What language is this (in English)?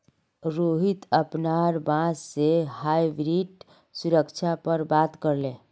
Magahi